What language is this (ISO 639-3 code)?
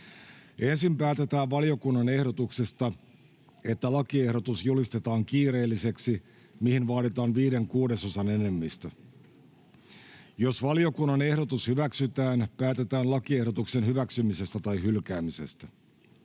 fin